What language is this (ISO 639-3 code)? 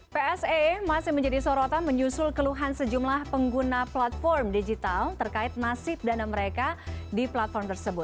ind